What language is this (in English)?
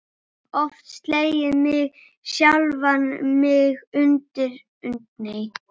Icelandic